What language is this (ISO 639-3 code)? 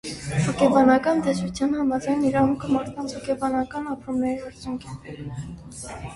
hye